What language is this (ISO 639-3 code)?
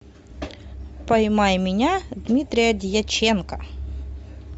rus